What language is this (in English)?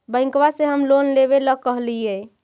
Magahi